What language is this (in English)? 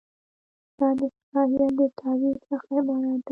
Pashto